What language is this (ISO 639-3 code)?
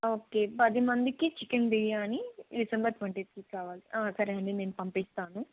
tel